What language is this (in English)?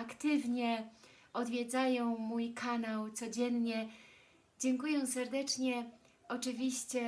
Polish